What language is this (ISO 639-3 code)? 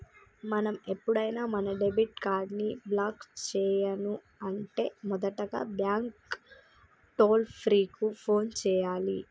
tel